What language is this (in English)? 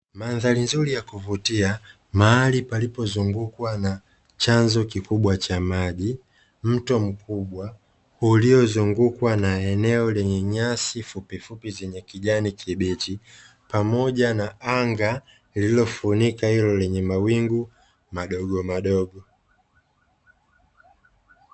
Swahili